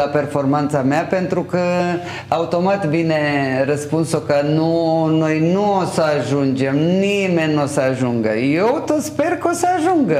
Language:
Romanian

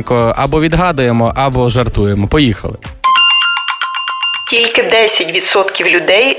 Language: Ukrainian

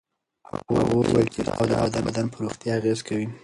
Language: Pashto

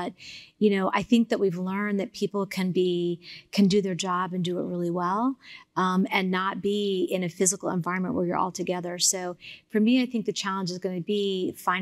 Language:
English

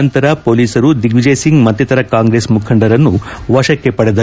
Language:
Kannada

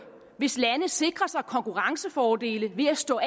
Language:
Danish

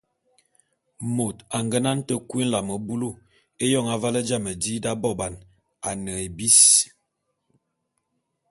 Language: Bulu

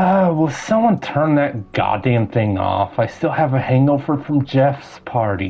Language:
English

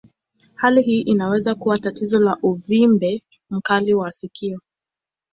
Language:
Swahili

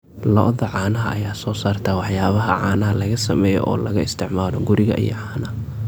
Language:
Somali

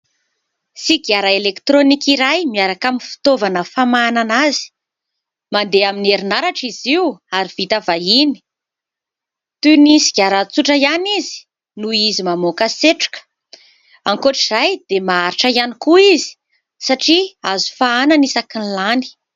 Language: Malagasy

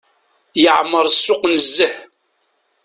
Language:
Kabyle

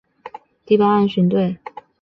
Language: Chinese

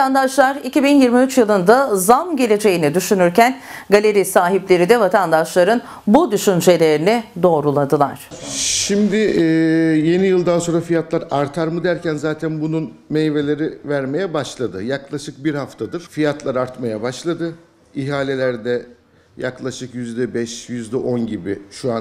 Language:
Turkish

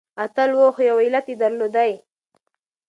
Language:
Pashto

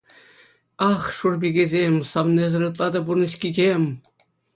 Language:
Chuvash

